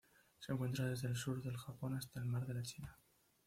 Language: Spanish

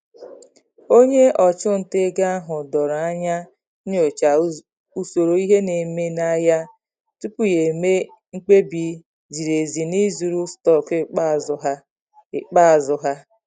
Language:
Igbo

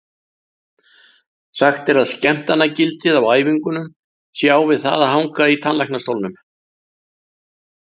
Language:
Icelandic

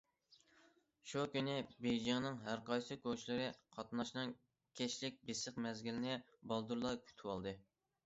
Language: Uyghur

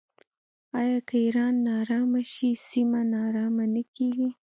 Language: Pashto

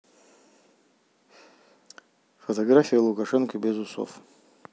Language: Russian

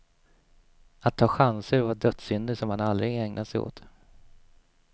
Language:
Swedish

